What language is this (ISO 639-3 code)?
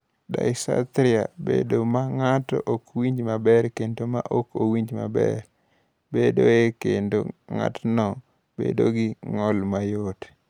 luo